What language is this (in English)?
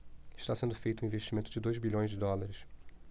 Portuguese